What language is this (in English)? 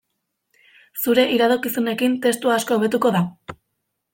Basque